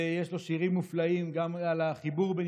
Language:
Hebrew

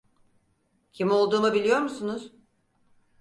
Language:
Turkish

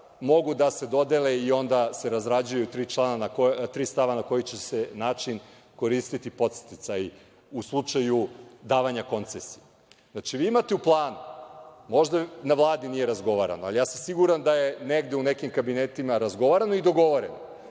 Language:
Serbian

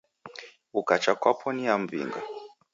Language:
Taita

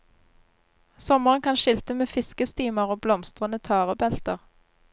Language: Norwegian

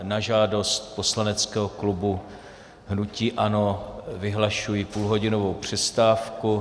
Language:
Czech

